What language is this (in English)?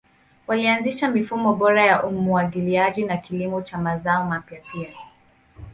Swahili